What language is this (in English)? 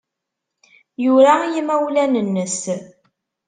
Kabyle